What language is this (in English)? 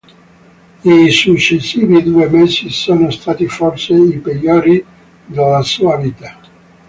Italian